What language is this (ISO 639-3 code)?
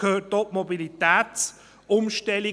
gsw